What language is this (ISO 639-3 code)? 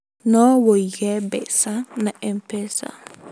kik